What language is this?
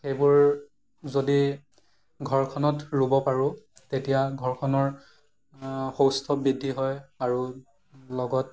Assamese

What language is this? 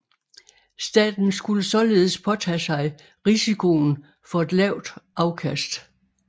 Danish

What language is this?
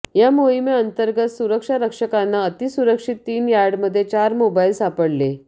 Marathi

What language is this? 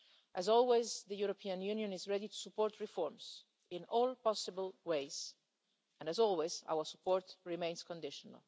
English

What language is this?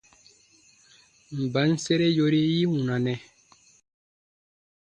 Baatonum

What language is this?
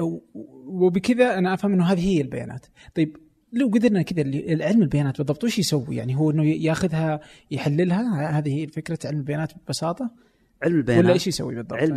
Arabic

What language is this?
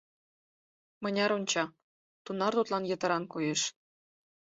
Mari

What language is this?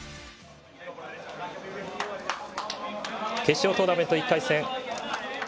Japanese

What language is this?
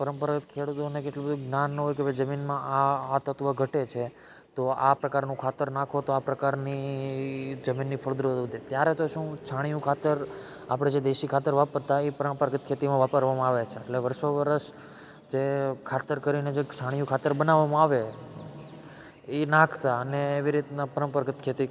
Gujarati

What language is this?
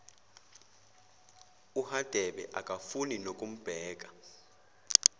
Zulu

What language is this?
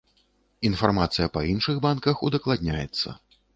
Belarusian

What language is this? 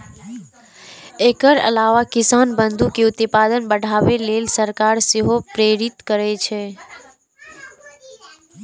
Maithili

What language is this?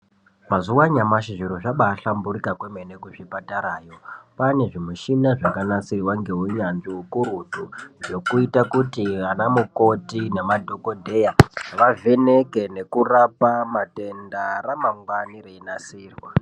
Ndau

